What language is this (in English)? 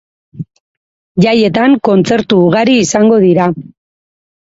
Basque